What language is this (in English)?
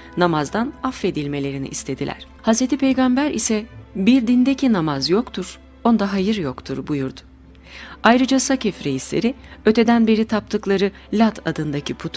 Turkish